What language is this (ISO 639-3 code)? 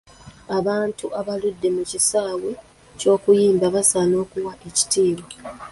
lug